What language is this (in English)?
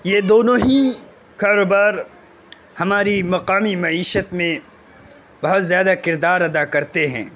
Urdu